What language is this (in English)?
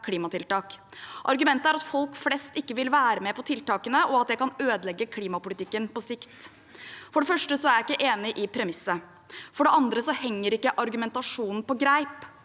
Norwegian